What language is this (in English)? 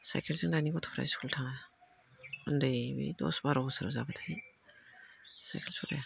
Bodo